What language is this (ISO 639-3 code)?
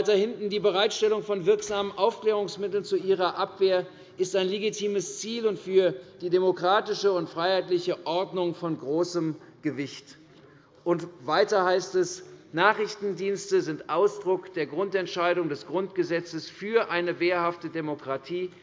deu